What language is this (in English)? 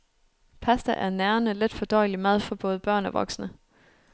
Danish